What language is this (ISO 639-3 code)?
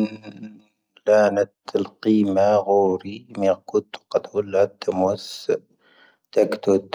thv